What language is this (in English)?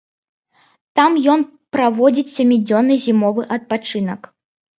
Belarusian